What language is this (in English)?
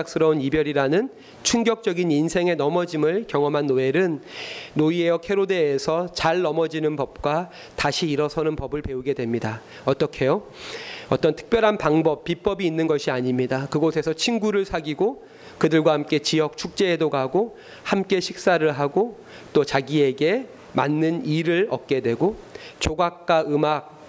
Korean